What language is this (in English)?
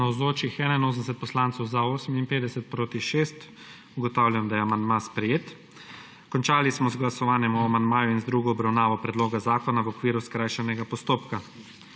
Slovenian